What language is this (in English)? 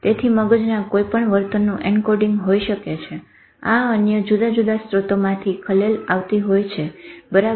Gujarati